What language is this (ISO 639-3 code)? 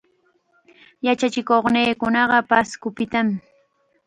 qxa